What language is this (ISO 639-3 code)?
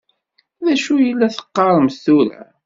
kab